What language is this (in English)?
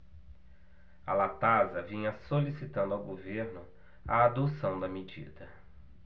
Portuguese